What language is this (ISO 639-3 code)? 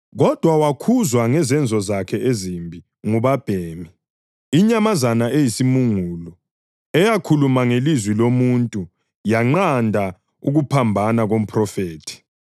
nde